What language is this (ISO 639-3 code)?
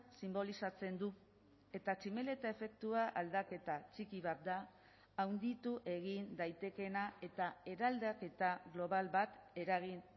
eus